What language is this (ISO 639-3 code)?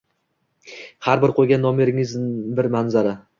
uzb